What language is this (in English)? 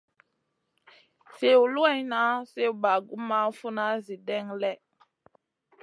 Masana